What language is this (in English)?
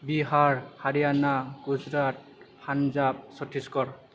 Bodo